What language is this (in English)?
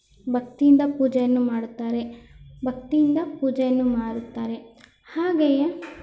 Kannada